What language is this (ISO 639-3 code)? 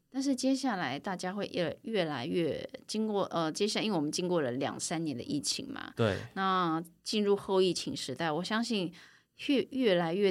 zho